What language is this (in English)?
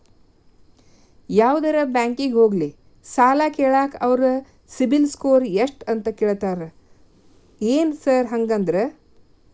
Kannada